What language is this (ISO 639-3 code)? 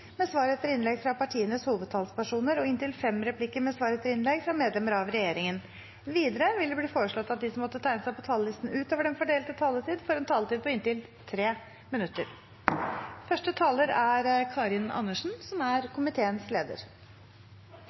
nob